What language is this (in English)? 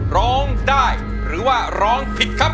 Thai